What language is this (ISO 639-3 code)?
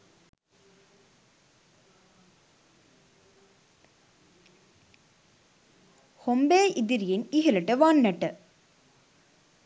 sin